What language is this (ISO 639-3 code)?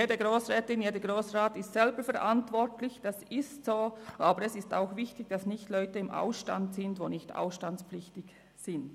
gsw